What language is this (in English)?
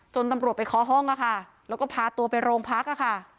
Thai